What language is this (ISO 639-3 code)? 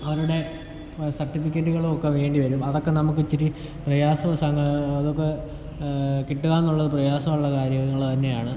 mal